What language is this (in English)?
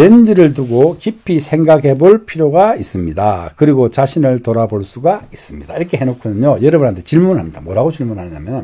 Korean